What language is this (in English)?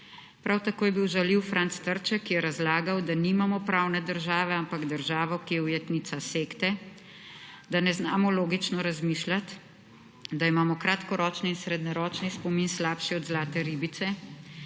Slovenian